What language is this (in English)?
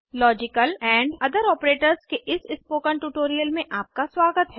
Hindi